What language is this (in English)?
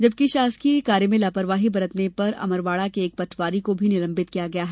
Hindi